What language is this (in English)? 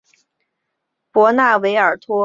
Chinese